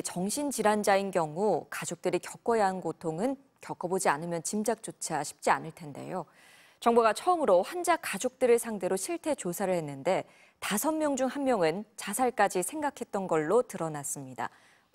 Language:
Korean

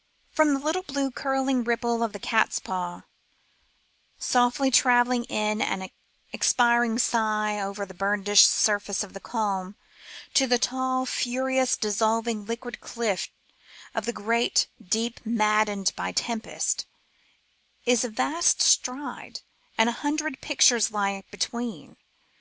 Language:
English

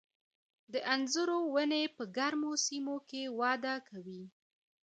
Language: Pashto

